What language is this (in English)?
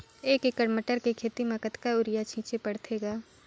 Chhattisgarhi